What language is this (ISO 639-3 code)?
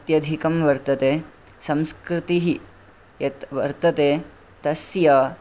san